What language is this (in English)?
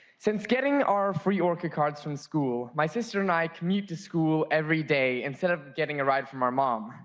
English